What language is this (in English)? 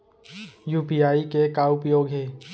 Chhattisgarhi